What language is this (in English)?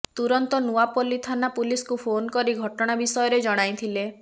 Odia